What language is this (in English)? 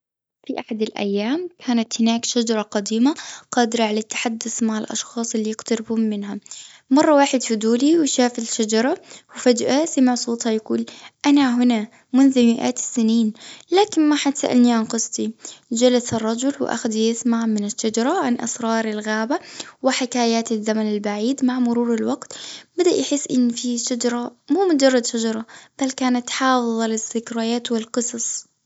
Gulf Arabic